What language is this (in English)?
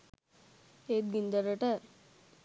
Sinhala